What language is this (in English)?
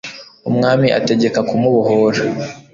Kinyarwanda